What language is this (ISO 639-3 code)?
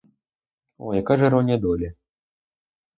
ukr